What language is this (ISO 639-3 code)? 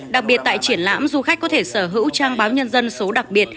vie